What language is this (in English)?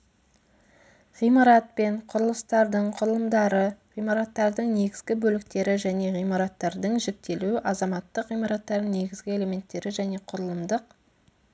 Kazakh